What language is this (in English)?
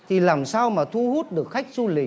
Vietnamese